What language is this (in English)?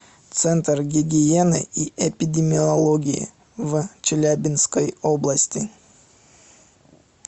Russian